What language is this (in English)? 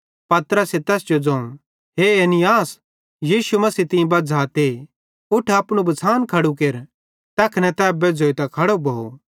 Bhadrawahi